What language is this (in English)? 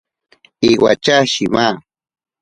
Ashéninka Perené